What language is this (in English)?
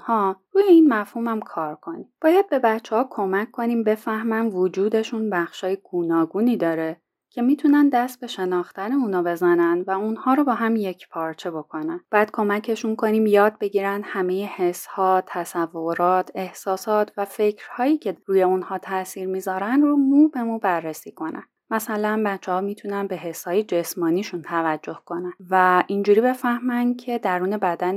Persian